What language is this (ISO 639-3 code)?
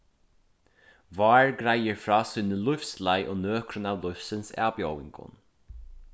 fao